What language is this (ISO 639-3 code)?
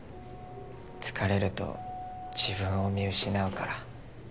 jpn